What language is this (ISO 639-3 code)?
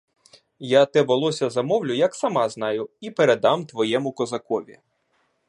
ukr